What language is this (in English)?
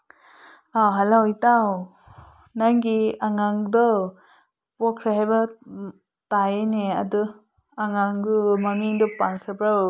Manipuri